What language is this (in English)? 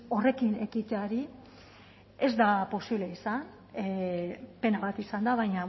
Basque